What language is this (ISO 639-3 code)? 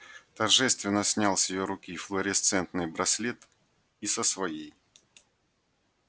rus